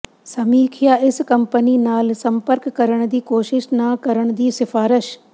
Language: Punjabi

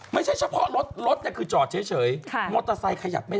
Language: Thai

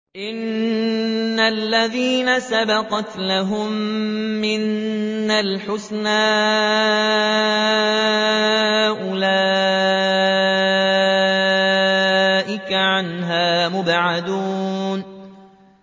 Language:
Arabic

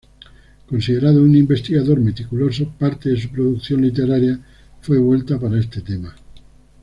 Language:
Spanish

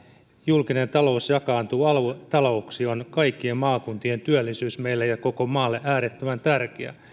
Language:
Finnish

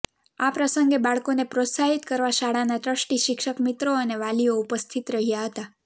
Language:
Gujarati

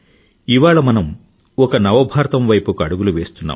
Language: Telugu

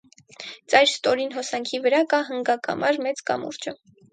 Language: Armenian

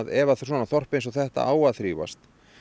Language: Icelandic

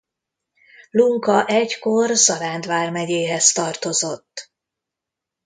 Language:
Hungarian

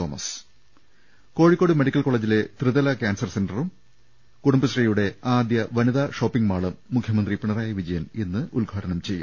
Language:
Malayalam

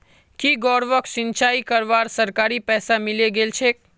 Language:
Magahi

